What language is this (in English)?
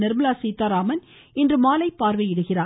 Tamil